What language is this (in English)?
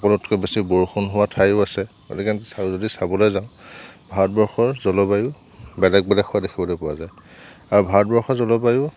Assamese